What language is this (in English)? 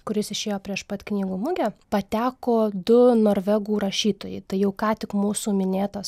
Lithuanian